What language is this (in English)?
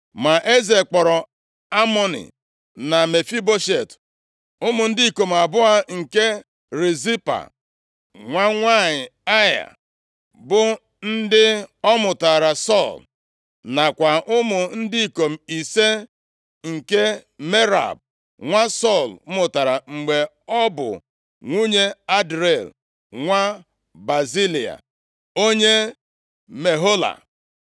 Igbo